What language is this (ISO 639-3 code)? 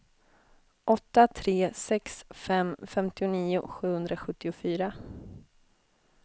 swe